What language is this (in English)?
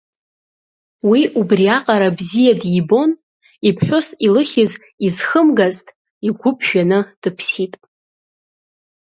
Abkhazian